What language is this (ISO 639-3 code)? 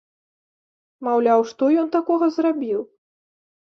bel